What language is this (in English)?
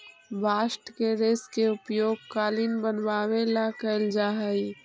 Magahi